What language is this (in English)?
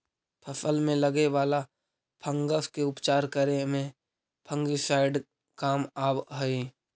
Magahi